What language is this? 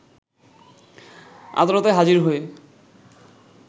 Bangla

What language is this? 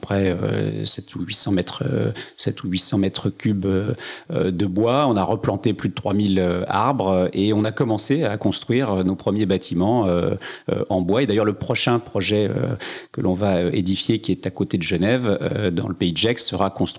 French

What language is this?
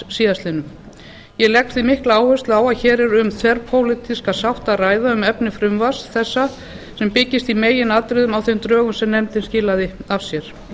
Icelandic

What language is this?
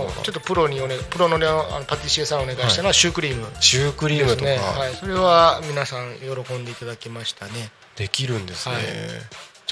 Japanese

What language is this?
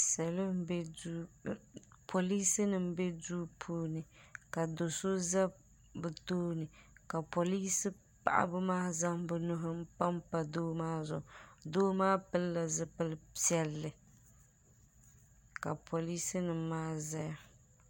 Dagbani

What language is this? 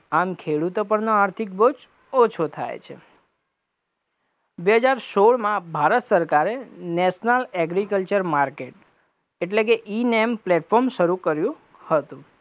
Gujarati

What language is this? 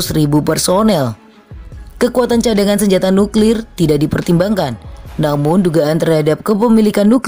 Indonesian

